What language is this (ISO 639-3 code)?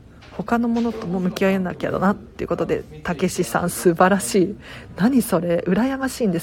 jpn